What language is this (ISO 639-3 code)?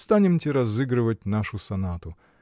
rus